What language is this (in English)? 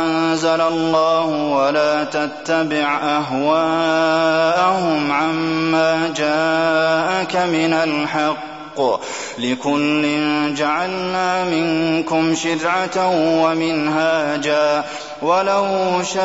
Arabic